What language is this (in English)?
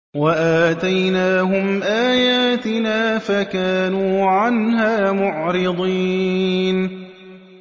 Arabic